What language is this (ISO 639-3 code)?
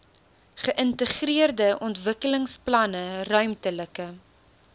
afr